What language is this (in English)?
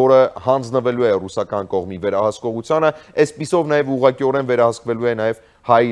Romanian